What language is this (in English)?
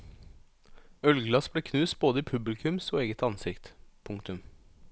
Norwegian